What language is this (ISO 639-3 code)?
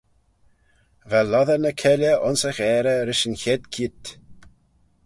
glv